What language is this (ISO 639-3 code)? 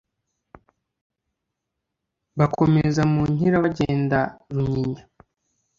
kin